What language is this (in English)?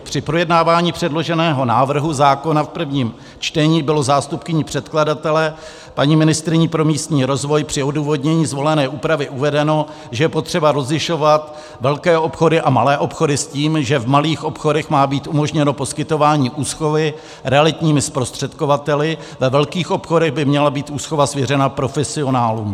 Czech